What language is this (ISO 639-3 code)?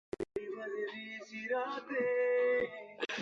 mcn